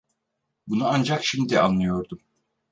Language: Turkish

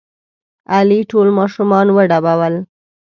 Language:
Pashto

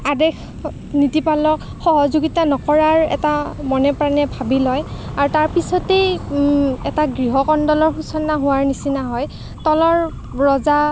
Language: Assamese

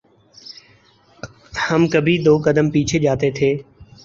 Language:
Urdu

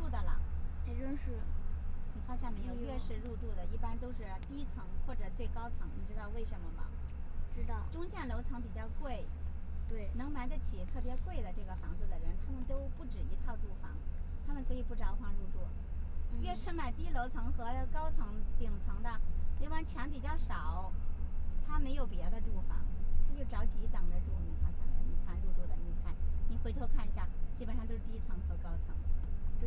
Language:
Chinese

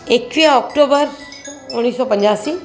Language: Sindhi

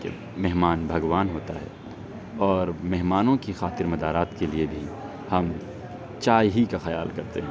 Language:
Urdu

